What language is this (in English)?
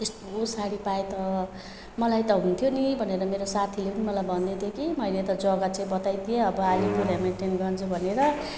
Nepali